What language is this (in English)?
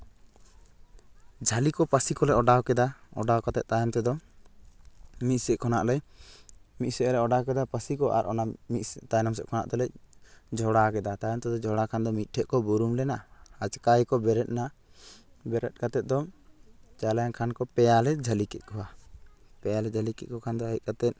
Santali